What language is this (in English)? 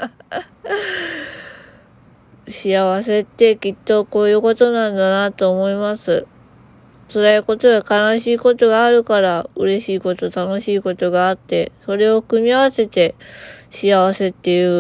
Japanese